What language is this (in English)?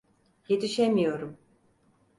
Turkish